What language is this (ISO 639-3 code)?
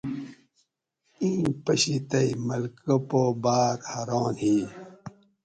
gwc